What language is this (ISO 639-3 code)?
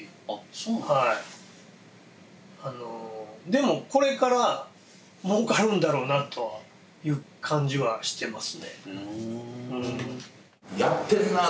jpn